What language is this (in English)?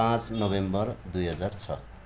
Nepali